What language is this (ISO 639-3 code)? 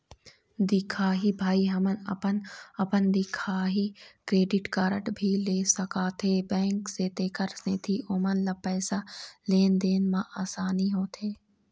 hne